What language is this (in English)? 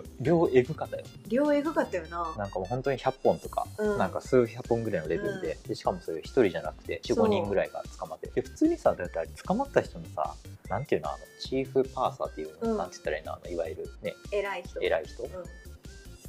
Japanese